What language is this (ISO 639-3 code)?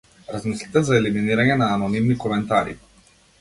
mkd